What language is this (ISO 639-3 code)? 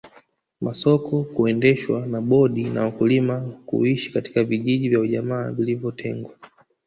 swa